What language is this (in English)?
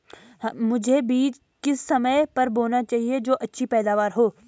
Hindi